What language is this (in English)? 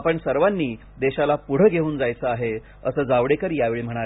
Marathi